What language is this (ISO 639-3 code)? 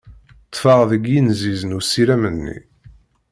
kab